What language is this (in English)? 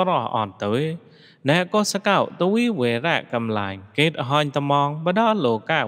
Vietnamese